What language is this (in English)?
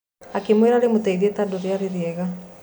Kikuyu